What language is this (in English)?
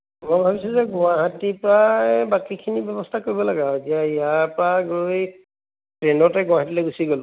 Assamese